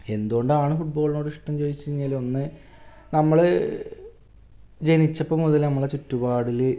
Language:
Malayalam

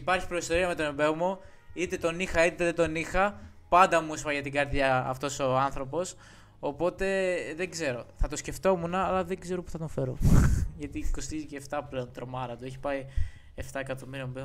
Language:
Greek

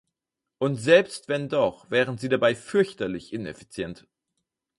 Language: German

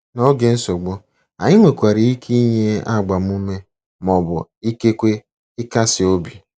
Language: Igbo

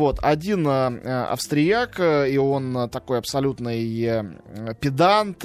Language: Russian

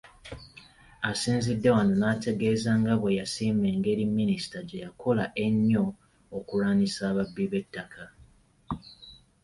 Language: Ganda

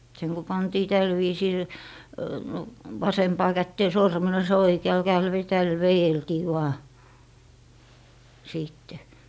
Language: Finnish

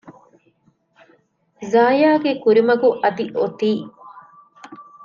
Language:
Divehi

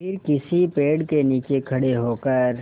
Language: Hindi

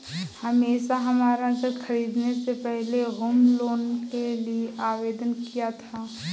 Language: Hindi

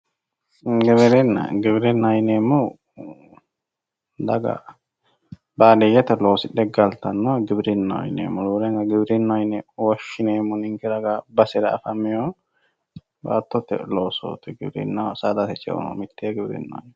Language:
Sidamo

